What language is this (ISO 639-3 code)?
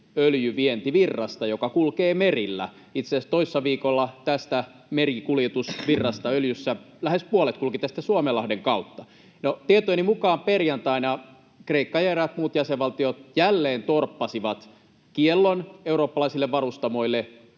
fin